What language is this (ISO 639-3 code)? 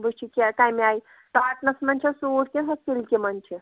kas